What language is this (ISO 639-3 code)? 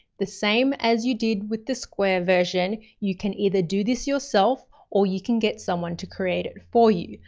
eng